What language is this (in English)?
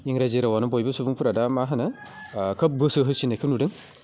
Bodo